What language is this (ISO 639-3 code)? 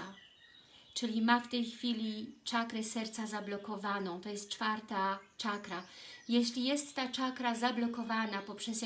pol